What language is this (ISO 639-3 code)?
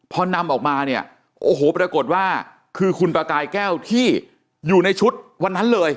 tha